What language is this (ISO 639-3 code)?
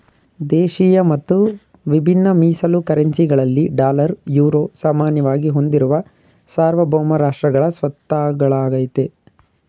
kan